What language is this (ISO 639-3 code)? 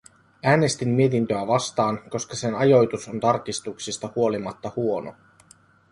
fin